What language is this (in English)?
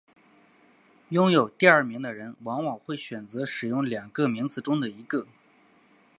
Chinese